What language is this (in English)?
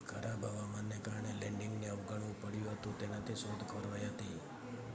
Gujarati